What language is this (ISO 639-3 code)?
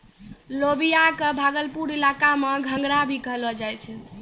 mai